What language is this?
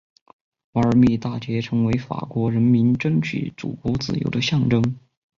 Chinese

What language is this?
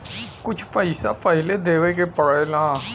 Bhojpuri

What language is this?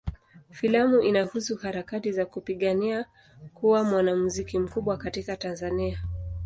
Swahili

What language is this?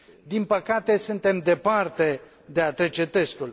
Romanian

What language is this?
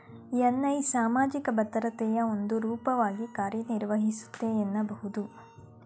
Kannada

